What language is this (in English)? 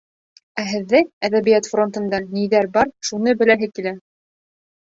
Bashkir